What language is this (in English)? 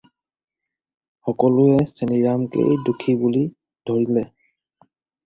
Assamese